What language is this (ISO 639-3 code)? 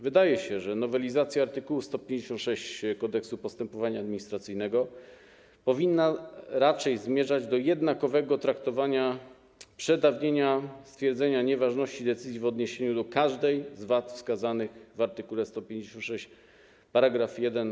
pol